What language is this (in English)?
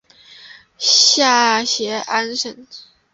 Chinese